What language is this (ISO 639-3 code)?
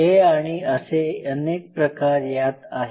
mar